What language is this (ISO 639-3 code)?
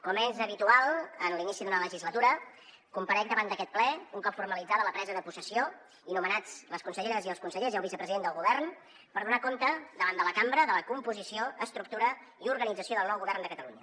cat